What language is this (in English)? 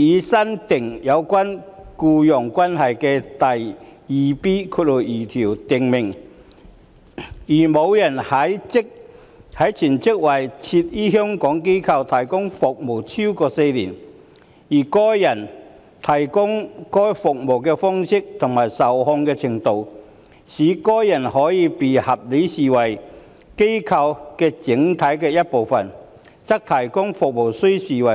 Cantonese